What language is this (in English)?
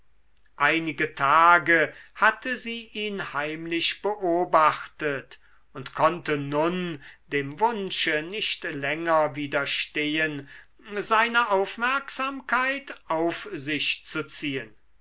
German